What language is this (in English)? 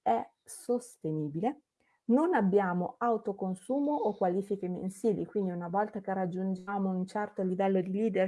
Italian